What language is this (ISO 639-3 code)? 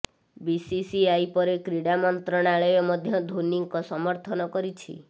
ori